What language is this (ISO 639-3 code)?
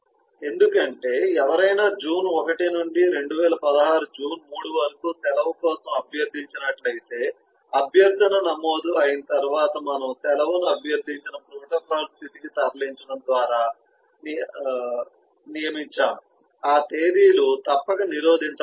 tel